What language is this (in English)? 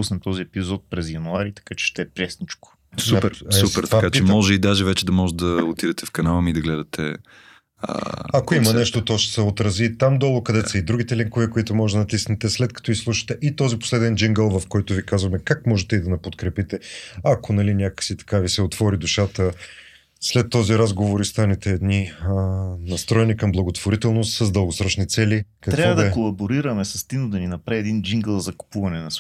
Bulgarian